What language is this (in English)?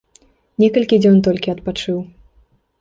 Belarusian